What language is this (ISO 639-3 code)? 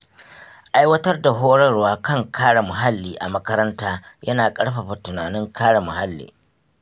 hau